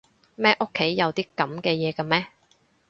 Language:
Cantonese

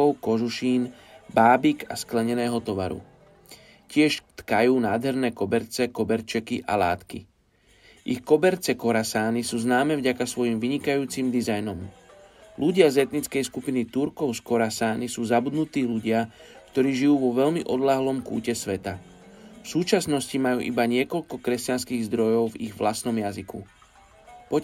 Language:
Slovak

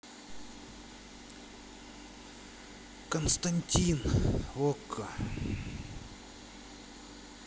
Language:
Russian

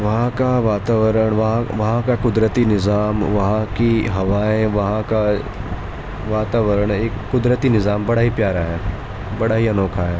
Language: Urdu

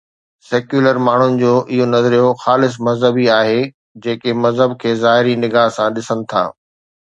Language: Sindhi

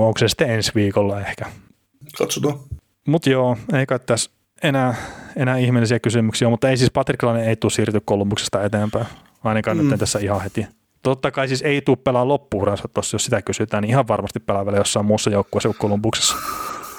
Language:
Finnish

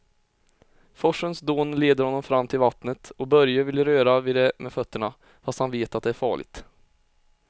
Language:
Swedish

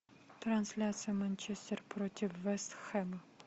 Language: Russian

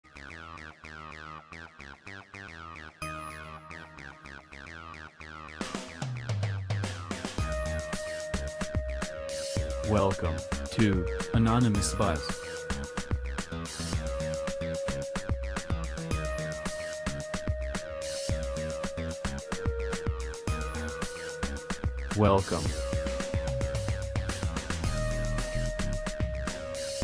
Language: English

